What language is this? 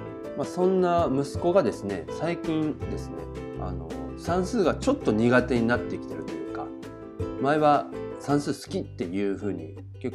Japanese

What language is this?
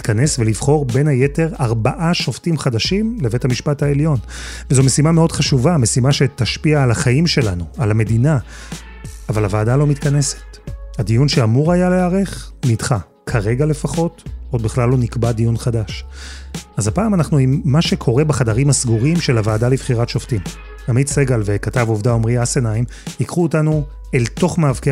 Hebrew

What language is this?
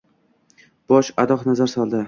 Uzbek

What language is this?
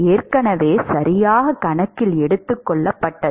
Tamil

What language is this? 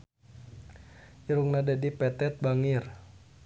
Sundanese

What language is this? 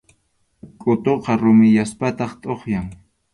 Arequipa-La Unión Quechua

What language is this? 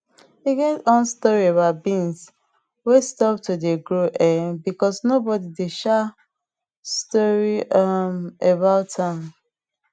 Nigerian Pidgin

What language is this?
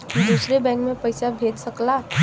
Bhojpuri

